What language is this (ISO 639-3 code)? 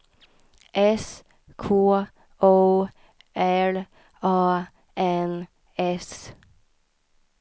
swe